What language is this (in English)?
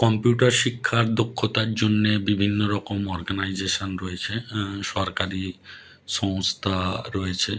Bangla